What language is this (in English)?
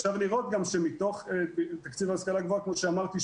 Hebrew